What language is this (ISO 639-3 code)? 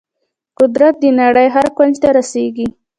pus